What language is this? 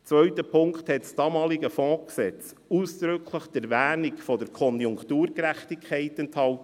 Swiss German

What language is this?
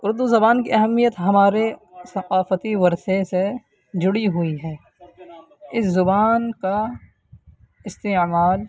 Urdu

